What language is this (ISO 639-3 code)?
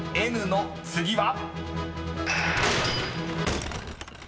jpn